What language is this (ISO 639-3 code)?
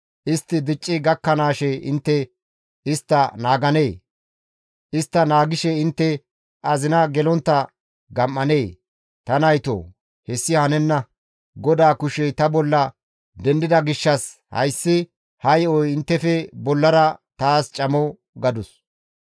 gmv